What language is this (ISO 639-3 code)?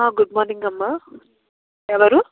tel